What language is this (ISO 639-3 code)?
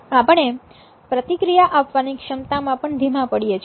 guj